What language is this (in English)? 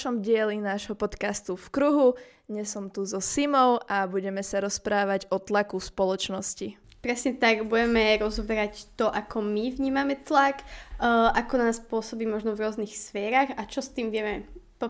Slovak